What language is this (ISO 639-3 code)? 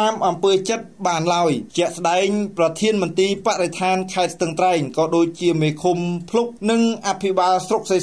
tha